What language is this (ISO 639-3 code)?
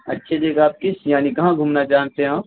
urd